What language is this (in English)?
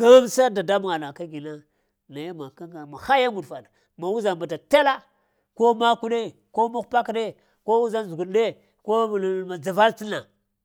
Lamang